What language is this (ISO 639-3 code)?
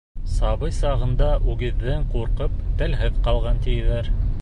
bak